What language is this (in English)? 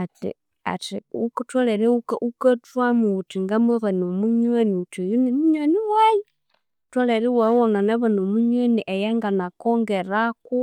Konzo